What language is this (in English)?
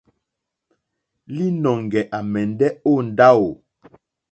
Mokpwe